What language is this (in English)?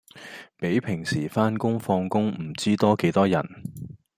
Cantonese